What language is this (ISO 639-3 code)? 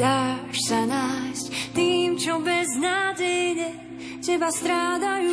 slk